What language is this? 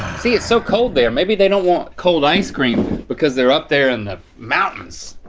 English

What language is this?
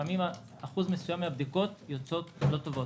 Hebrew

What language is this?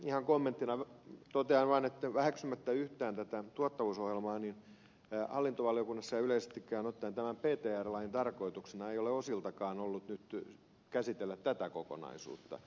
Finnish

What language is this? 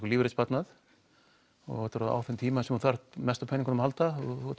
Icelandic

